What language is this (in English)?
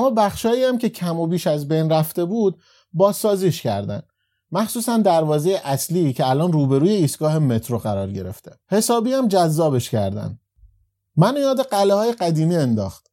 Persian